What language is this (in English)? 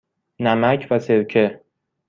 Persian